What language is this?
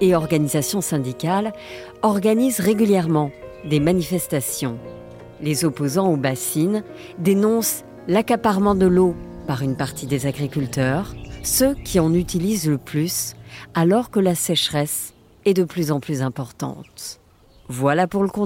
French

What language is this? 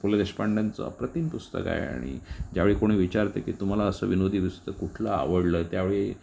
Marathi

